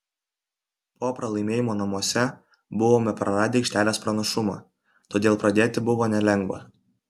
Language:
Lithuanian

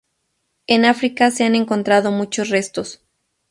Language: Spanish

